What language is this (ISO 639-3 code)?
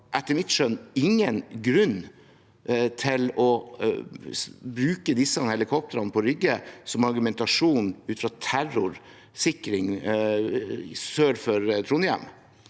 nor